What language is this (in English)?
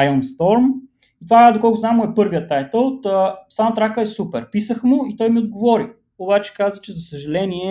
Bulgarian